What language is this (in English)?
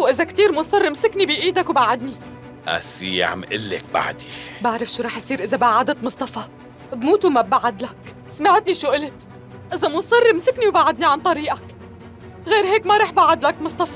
Arabic